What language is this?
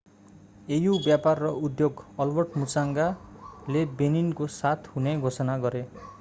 Nepali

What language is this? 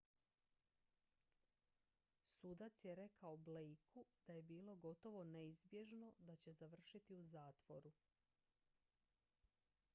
Croatian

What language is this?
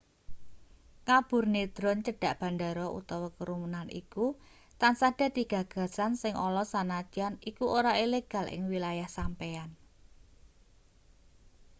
Javanese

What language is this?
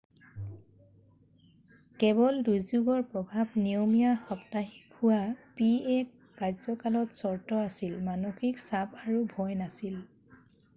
Assamese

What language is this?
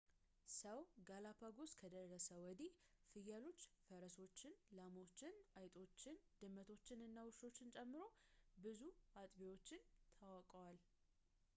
Amharic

